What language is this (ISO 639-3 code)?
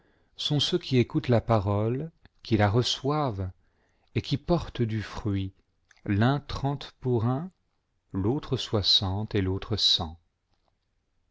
fra